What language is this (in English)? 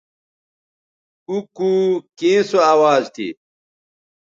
Bateri